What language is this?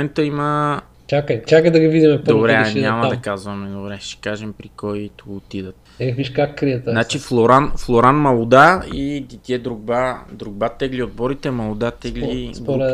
Bulgarian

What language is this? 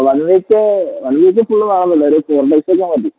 Malayalam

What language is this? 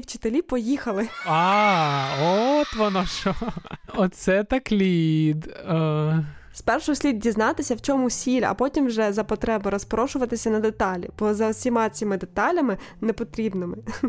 Ukrainian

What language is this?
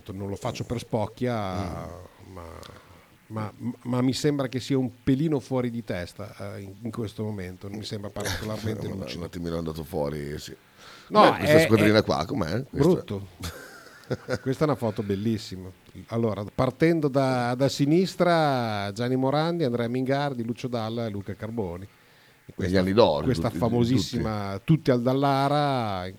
Italian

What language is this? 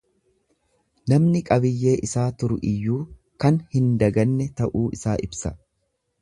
Oromo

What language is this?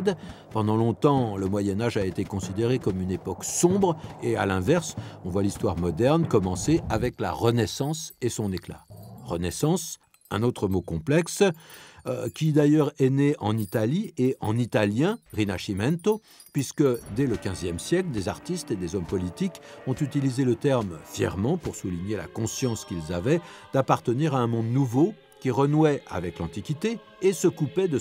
French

